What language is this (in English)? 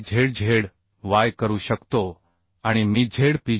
Marathi